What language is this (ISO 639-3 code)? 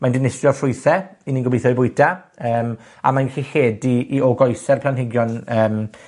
cym